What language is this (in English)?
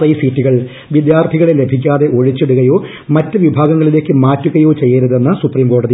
Malayalam